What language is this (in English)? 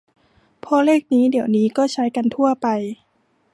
Thai